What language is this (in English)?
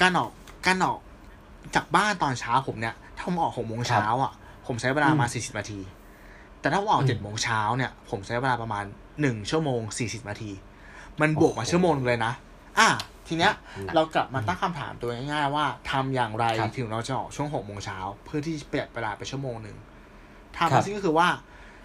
Thai